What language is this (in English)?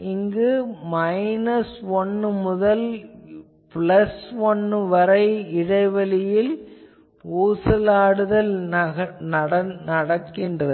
Tamil